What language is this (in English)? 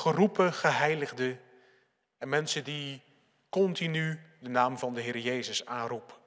Dutch